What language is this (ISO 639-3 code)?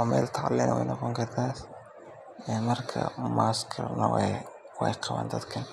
som